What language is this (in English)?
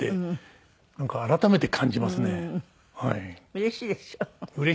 Japanese